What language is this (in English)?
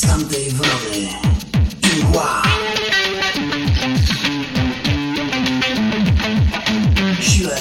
Polish